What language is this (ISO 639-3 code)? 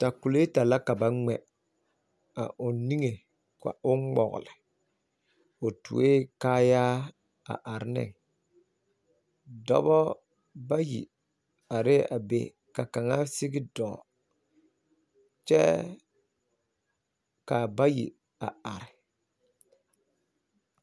dga